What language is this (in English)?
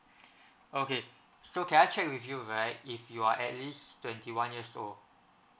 English